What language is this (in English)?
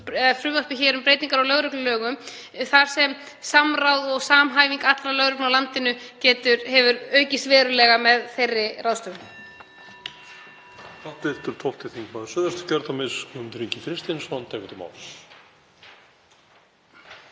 Icelandic